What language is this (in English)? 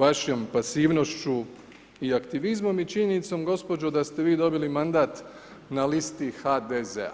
Croatian